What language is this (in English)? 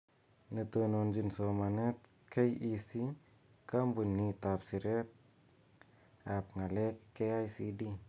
Kalenjin